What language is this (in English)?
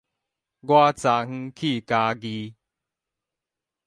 Min Nan Chinese